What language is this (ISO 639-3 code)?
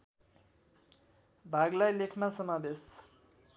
nep